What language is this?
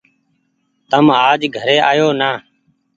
Goaria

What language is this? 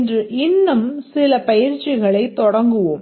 Tamil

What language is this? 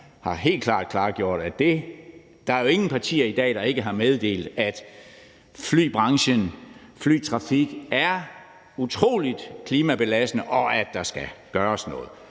Danish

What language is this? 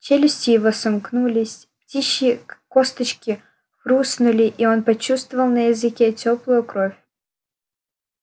Russian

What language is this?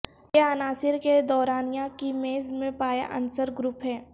Urdu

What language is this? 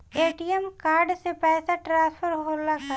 Bhojpuri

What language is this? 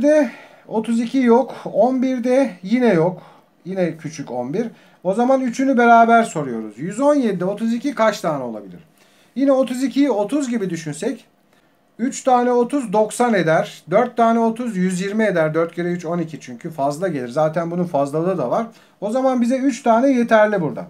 Turkish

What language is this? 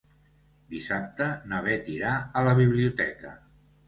Catalan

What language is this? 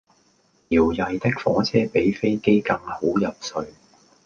Cantonese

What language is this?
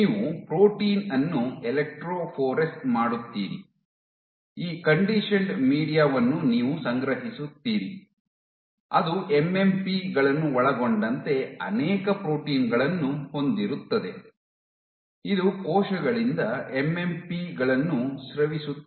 Kannada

